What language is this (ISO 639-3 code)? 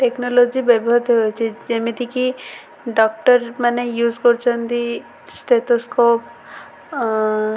ori